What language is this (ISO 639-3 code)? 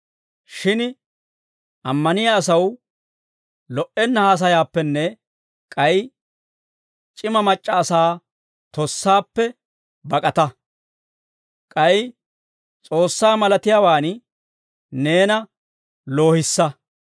dwr